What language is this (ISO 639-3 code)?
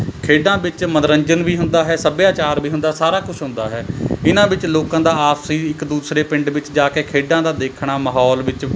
pan